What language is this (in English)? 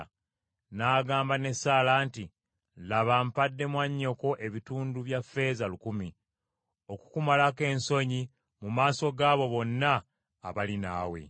Ganda